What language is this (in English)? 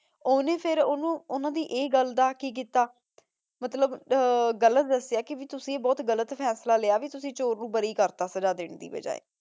Punjabi